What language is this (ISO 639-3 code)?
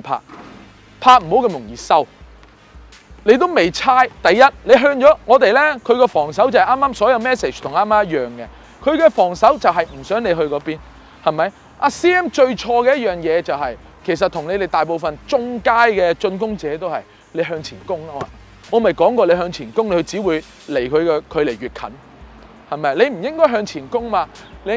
zho